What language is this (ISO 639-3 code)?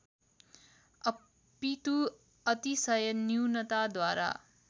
nep